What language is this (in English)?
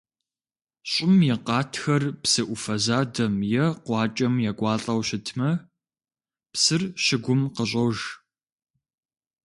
Kabardian